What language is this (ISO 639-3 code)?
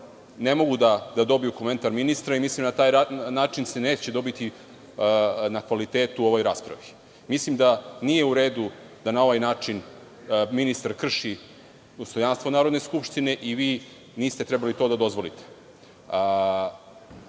srp